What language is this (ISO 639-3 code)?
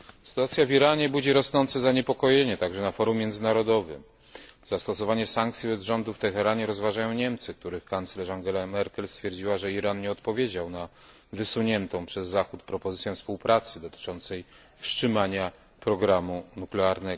pol